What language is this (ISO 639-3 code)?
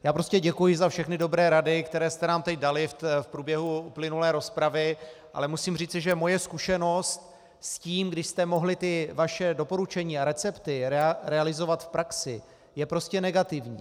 ces